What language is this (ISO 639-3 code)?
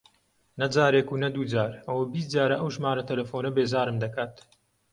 ckb